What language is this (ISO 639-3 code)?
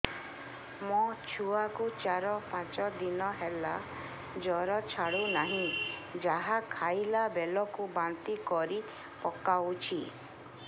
ori